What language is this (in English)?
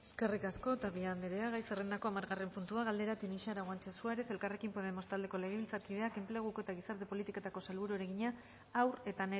Basque